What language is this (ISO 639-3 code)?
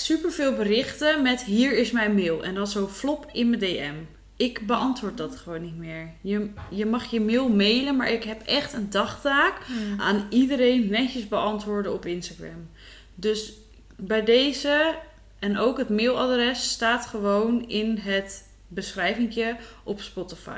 nld